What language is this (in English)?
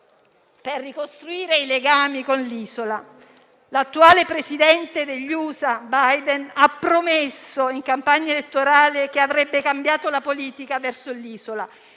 Italian